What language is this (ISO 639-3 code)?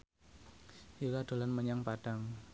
jav